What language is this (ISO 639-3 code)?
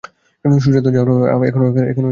ben